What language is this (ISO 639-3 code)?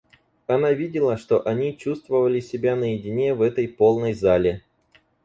rus